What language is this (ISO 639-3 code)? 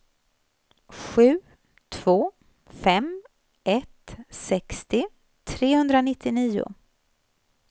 swe